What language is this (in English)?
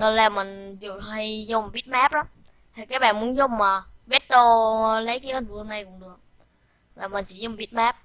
Vietnamese